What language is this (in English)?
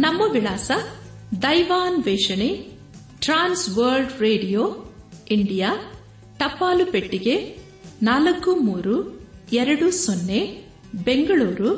Kannada